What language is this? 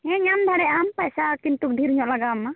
Santali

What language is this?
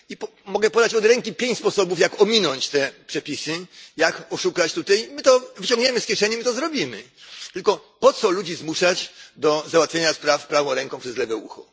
Polish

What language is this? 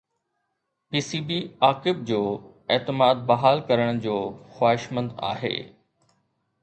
Sindhi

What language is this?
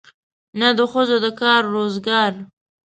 Pashto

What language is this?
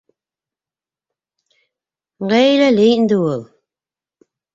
Bashkir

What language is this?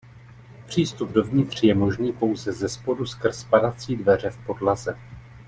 Czech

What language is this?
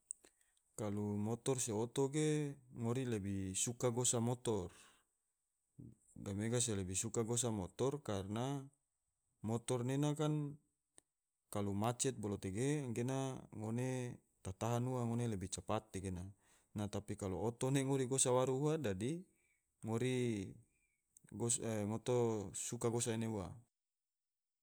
Tidore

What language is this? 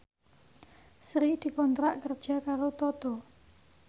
Javanese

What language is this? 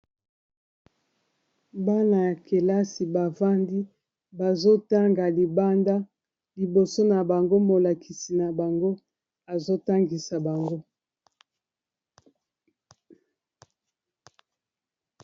Lingala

